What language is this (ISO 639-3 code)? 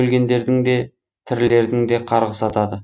kaz